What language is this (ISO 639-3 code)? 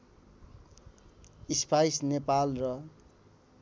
nep